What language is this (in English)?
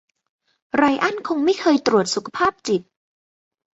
Thai